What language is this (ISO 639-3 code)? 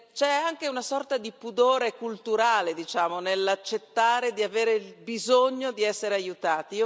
ita